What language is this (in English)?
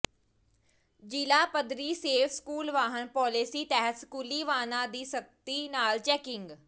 Punjabi